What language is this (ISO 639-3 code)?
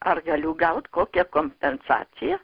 lit